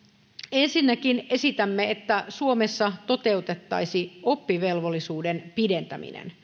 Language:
Finnish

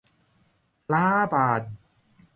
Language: Thai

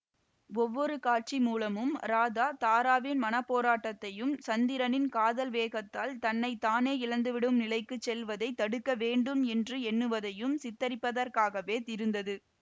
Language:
Tamil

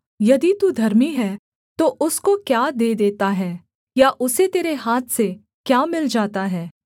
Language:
Hindi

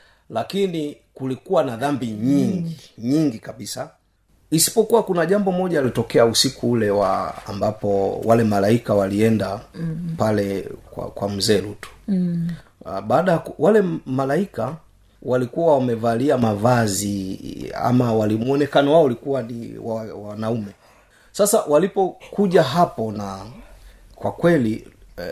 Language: Swahili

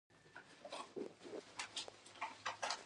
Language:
Pashto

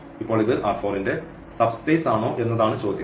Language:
Malayalam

